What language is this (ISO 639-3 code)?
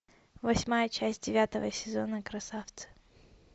rus